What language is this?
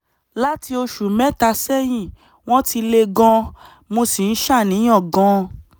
Yoruba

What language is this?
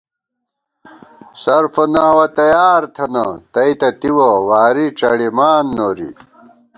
Gawar-Bati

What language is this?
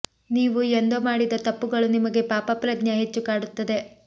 Kannada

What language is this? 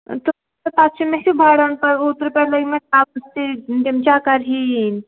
Kashmiri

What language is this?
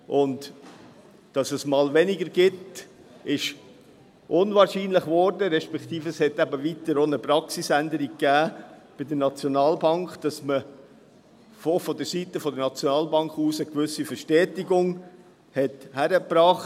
Swiss German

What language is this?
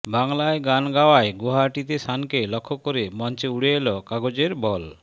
Bangla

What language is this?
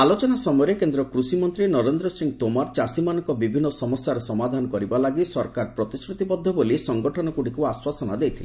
Odia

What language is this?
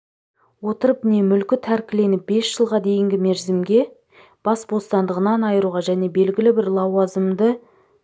Kazakh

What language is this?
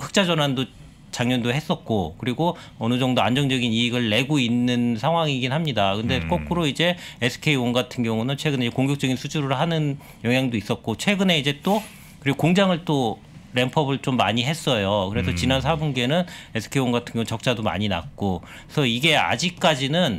Korean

